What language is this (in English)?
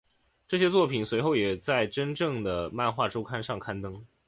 Chinese